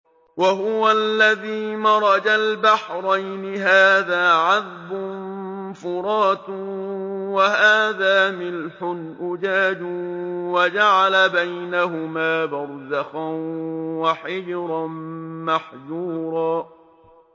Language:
Arabic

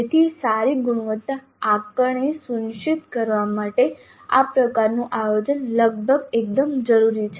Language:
Gujarati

